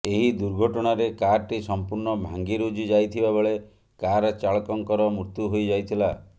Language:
Odia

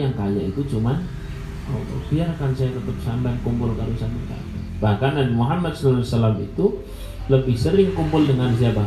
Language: Indonesian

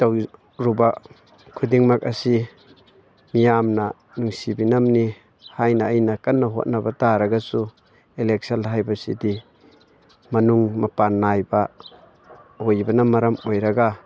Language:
Manipuri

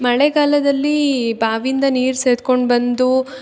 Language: Kannada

